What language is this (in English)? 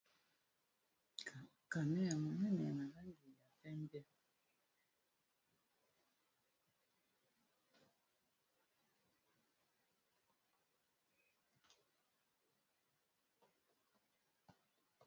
Lingala